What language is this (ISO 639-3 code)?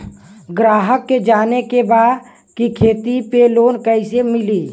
bho